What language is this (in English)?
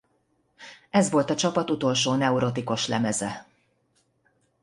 Hungarian